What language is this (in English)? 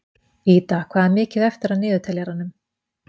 Icelandic